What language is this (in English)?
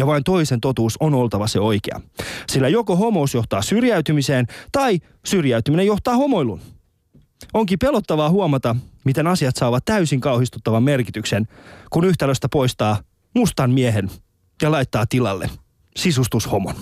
Finnish